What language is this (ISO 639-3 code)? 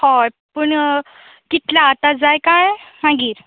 kok